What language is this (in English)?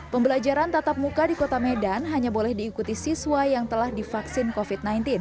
Indonesian